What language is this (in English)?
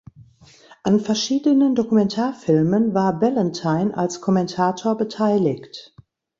German